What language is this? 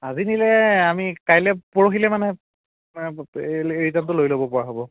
Assamese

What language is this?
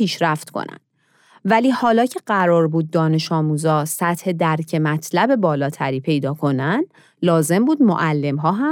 Persian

